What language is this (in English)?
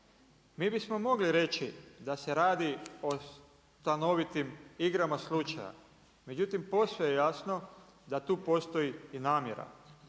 Croatian